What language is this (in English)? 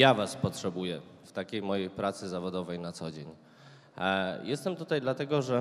Polish